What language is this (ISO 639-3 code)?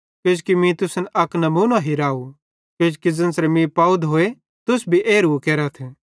bhd